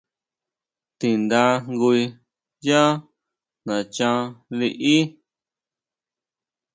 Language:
Huautla Mazatec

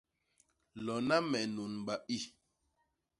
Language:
Basaa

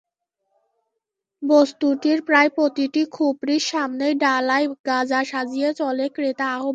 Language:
Bangla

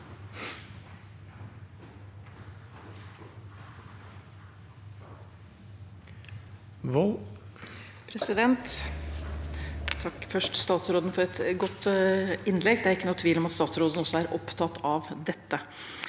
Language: Norwegian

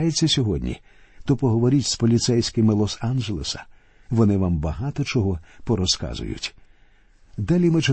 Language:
Ukrainian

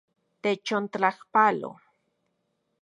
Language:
Central Puebla Nahuatl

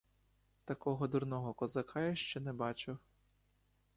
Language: Ukrainian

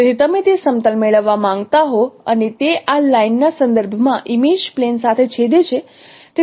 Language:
Gujarati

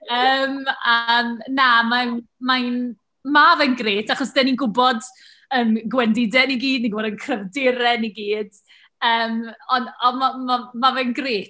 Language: Welsh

